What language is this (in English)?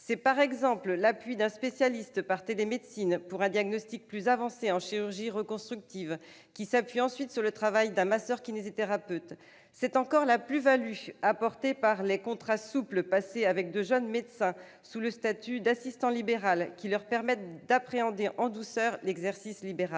French